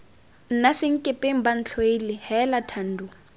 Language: Tswana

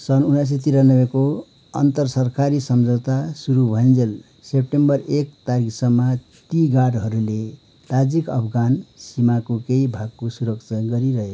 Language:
Nepali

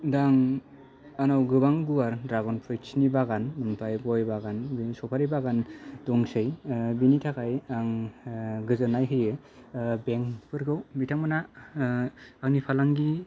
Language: Bodo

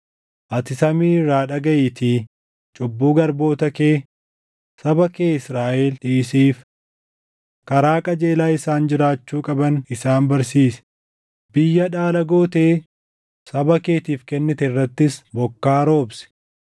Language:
Oromo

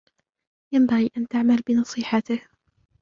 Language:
Arabic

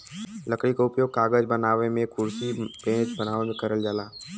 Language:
Bhojpuri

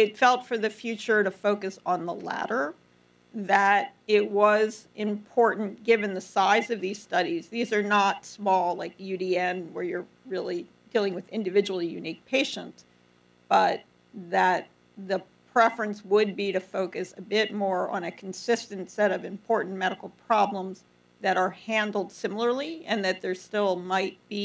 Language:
English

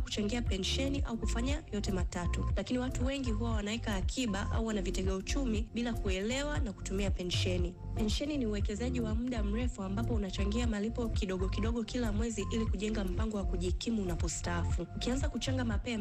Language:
Swahili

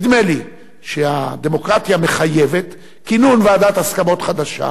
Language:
Hebrew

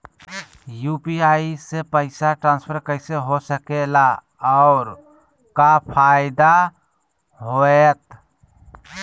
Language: Magahi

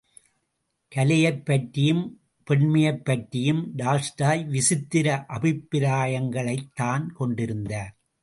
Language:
Tamil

